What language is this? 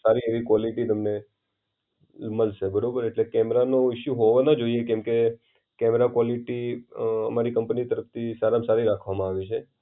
Gujarati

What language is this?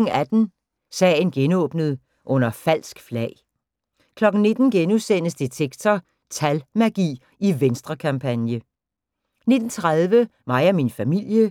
Danish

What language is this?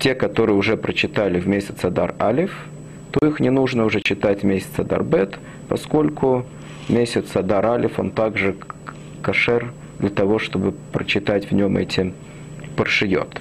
Russian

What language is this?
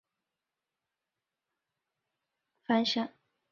Chinese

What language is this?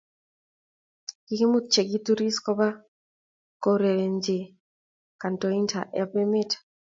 Kalenjin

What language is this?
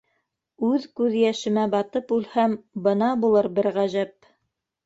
Bashkir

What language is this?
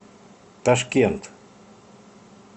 Russian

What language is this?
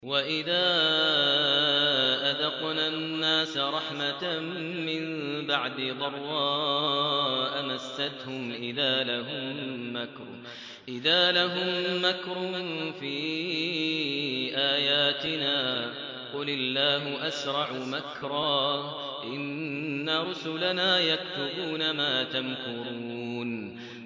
Arabic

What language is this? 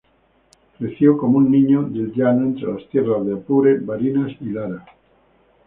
Spanish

